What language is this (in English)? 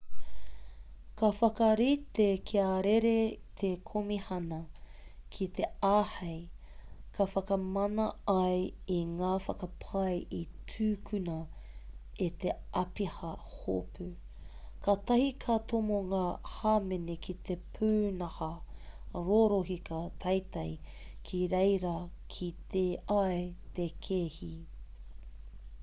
Māori